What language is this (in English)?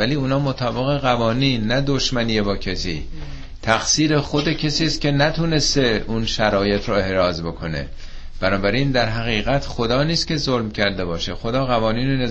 Persian